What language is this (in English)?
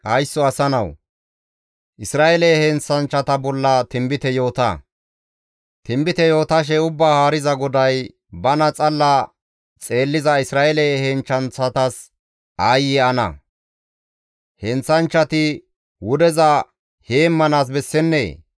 Gamo